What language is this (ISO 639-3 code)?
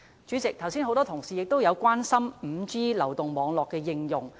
yue